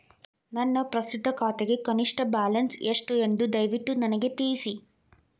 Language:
Kannada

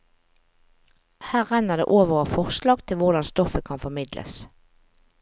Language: Norwegian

